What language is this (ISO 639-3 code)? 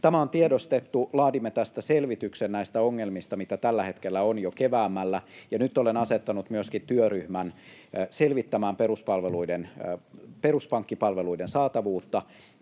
fin